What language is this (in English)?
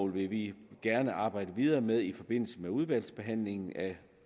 Danish